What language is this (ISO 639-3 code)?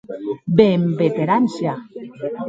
oci